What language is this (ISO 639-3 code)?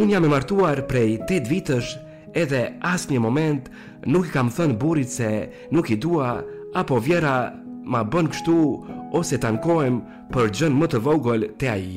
ron